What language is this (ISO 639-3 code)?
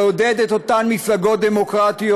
heb